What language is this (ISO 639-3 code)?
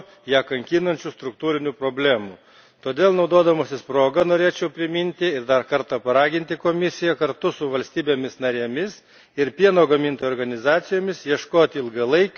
lit